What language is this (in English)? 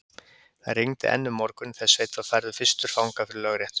Icelandic